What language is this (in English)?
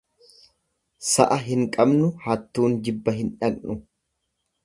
Oromo